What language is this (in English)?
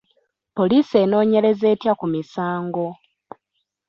Ganda